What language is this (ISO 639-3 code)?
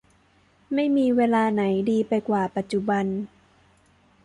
tha